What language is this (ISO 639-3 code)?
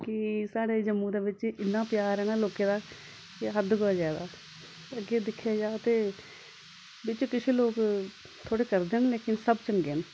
doi